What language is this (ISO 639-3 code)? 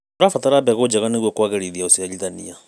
kik